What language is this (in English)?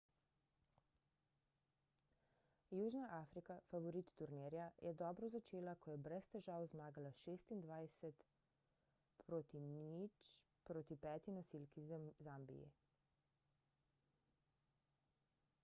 Slovenian